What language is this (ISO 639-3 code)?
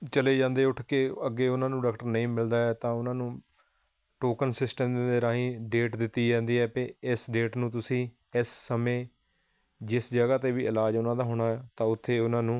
pan